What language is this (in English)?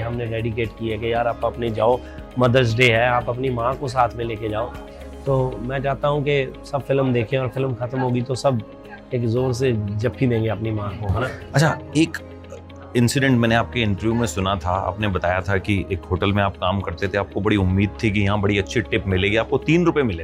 Hindi